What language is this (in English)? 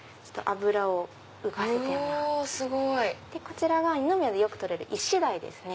Japanese